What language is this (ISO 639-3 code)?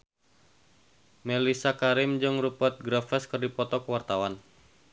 sun